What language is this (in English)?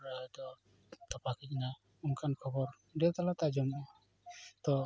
Santali